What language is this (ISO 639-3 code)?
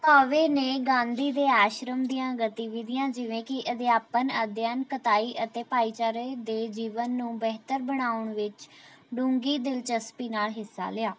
pan